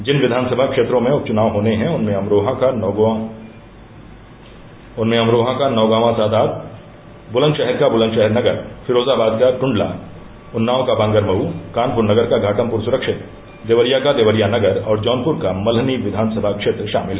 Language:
Hindi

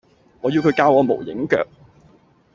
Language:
Cantonese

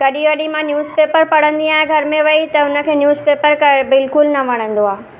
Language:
Sindhi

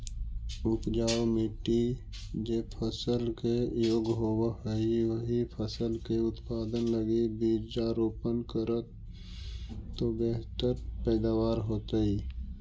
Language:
Magahi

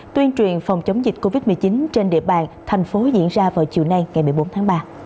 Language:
Vietnamese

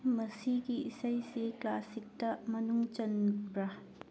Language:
Manipuri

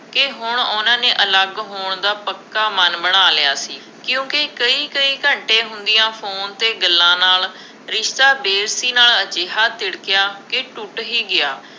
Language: Punjabi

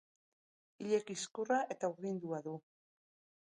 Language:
Basque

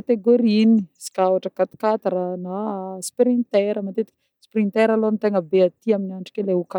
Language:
Northern Betsimisaraka Malagasy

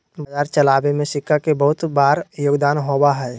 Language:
Magahi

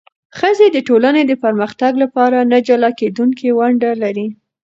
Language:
Pashto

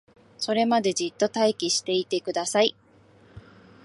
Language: Japanese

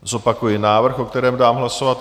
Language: Czech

